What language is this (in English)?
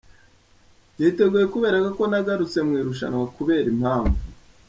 Kinyarwanda